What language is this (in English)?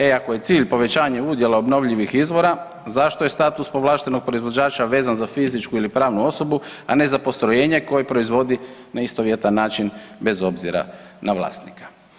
Croatian